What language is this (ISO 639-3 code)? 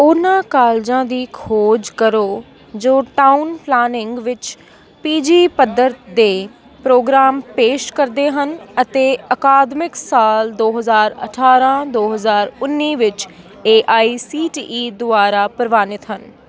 pan